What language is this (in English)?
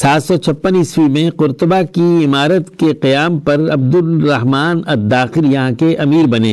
Urdu